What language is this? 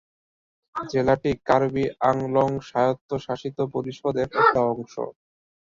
Bangla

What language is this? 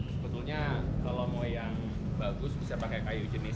Indonesian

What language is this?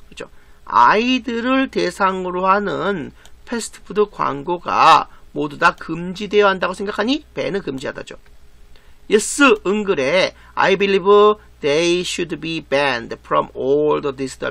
Korean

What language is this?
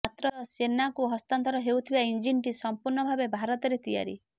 Odia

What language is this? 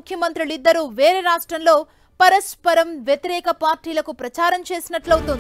Telugu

